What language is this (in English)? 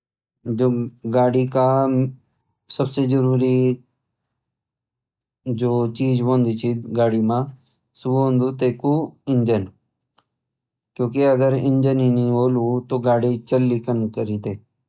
Garhwali